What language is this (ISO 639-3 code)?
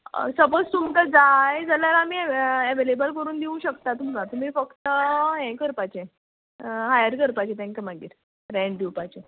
kok